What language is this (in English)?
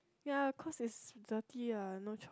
English